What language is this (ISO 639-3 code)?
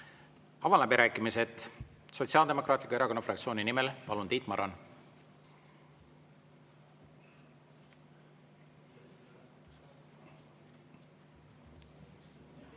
est